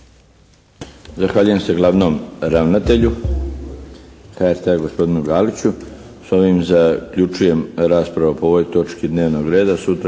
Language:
Croatian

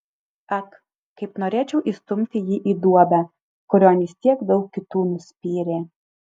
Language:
Lithuanian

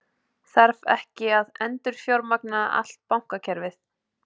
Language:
Icelandic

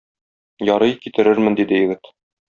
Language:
Tatar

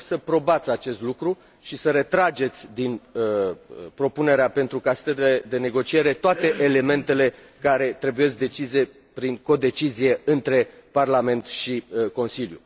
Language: Romanian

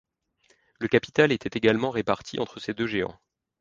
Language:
French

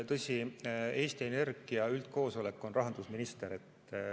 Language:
Estonian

